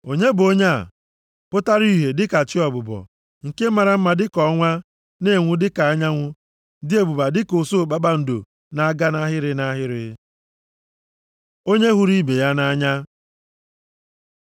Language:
Igbo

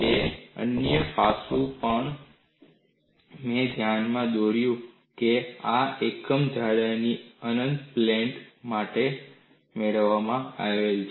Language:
Gujarati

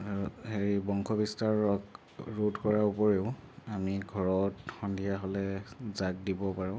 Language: Assamese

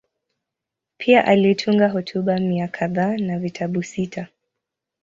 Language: Swahili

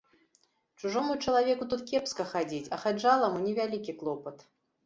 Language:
Belarusian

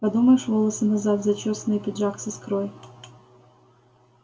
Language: Russian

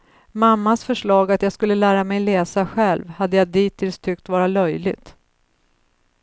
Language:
Swedish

